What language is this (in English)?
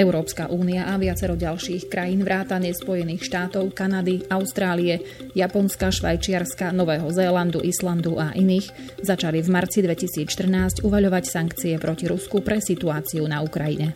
Slovak